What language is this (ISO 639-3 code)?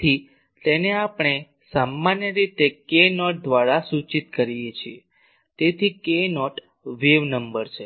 guj